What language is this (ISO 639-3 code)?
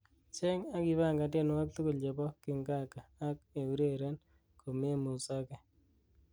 kln